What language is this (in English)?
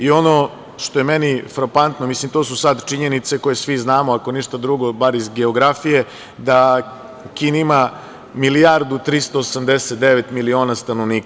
Serbian